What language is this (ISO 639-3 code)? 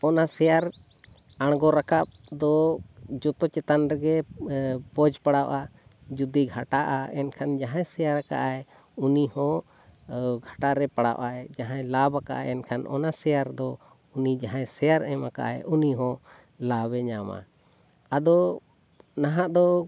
sat